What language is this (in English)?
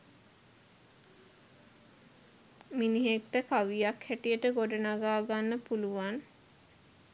Sinhala